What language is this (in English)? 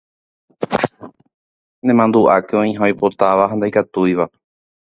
Guarani